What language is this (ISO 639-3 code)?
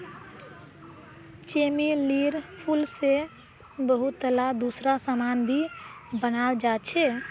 mag